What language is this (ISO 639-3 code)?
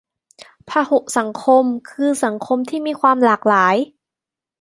tha